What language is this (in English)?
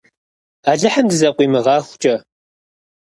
Kabardian